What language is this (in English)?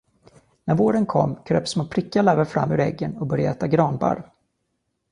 Swedish